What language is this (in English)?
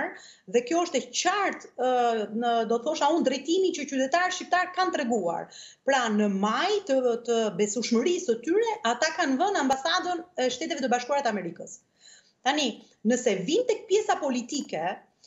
Romanian